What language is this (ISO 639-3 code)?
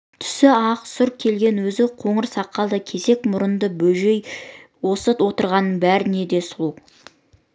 kaz